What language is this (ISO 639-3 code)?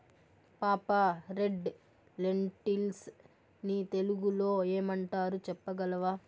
tel